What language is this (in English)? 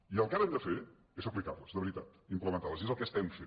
Catalan